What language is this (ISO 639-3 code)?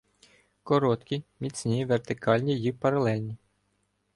ukr